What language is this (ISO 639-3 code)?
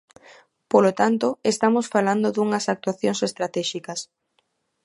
glg